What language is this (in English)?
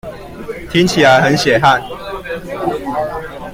Chinese